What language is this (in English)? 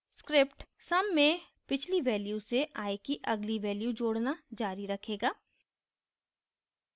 Hindi